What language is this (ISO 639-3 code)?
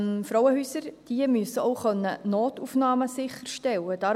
gsw